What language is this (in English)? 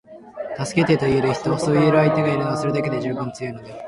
Japanese